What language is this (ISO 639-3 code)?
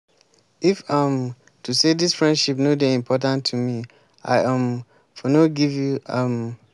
pcm